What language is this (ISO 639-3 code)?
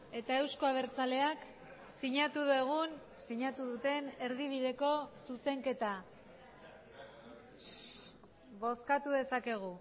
eus